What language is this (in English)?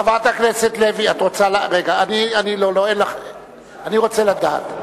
Hebrew